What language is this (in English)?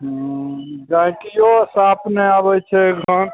Maithili